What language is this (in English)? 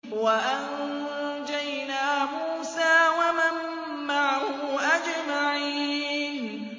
Arabic